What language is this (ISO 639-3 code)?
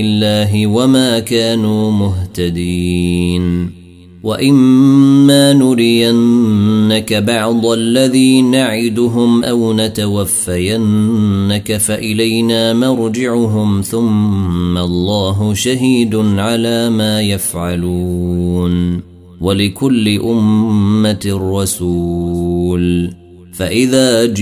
ara